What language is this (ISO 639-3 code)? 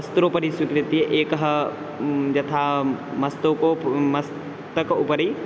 san